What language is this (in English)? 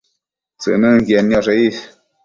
Matsés